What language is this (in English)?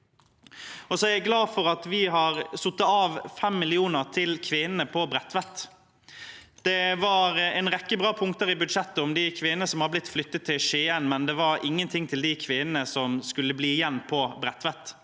Norwegian